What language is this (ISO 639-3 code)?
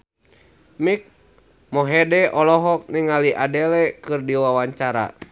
sun